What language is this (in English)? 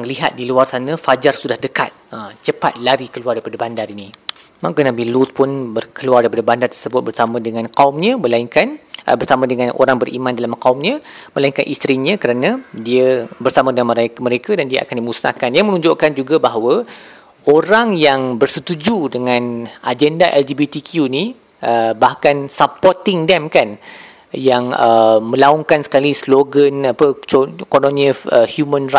Malay